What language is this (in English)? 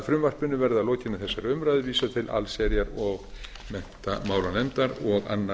Icelandic